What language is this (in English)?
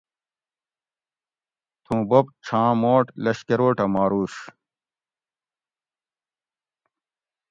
Gawri